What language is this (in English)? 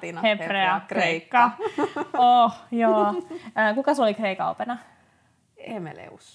Finnish